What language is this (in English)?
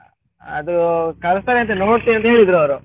Kannada